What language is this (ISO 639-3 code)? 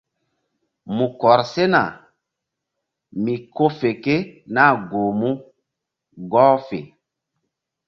mdd